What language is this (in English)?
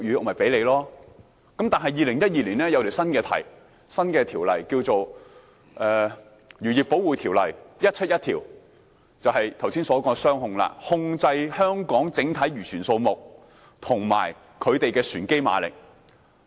Cantonese